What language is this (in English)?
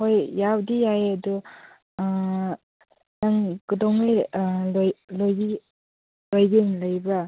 Manipuri